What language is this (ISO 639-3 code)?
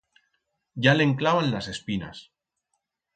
arg